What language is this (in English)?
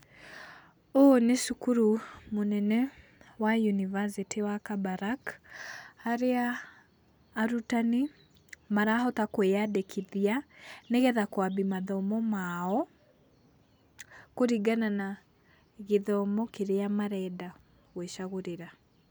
Kikuyu